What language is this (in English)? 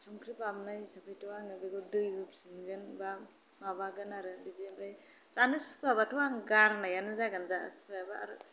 Bodo